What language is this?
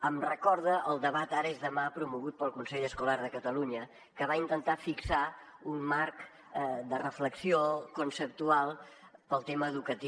Catalan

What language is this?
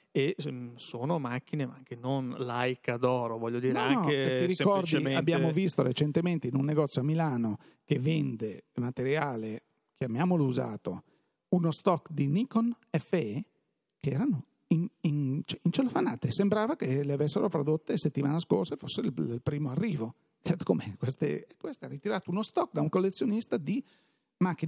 Italian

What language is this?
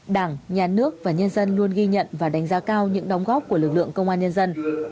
Vietnamese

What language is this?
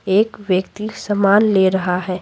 Hindi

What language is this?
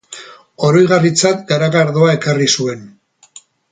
Basque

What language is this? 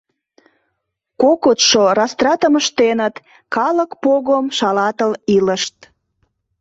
Mari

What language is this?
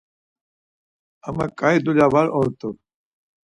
Laz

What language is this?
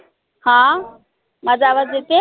Marathi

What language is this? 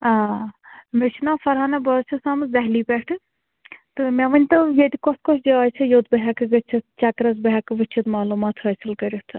Kashmiri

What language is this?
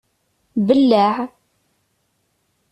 Kabyle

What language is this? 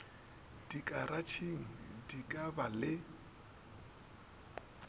Northern Sotho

